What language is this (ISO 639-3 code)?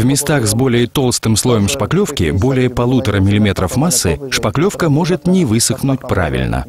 rus